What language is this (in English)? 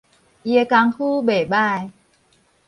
Min Nan Chinese